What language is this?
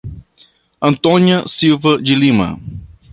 Portuguese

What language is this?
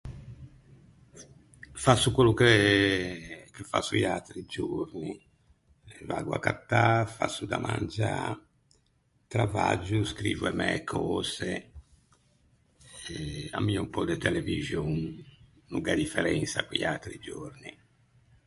Ligurian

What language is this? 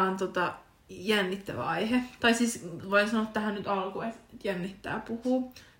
Finnish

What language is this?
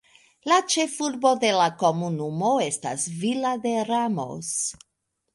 Esperanto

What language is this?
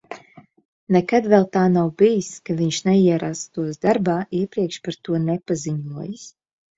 Latvian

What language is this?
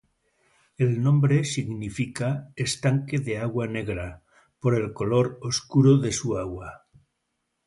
Spanish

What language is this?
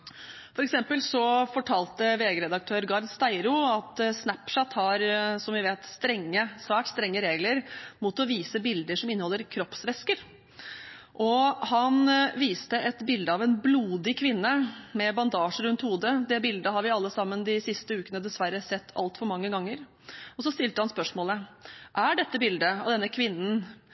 Norwegian Bokmål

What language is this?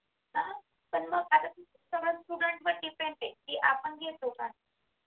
Marathi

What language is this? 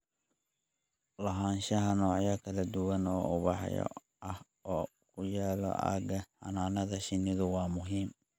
Somali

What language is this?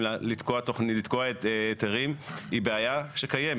Hebrew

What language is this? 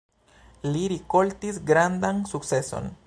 Esperanto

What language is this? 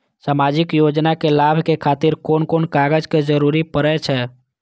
Maithili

